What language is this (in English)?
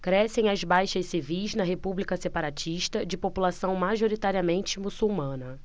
Portuguese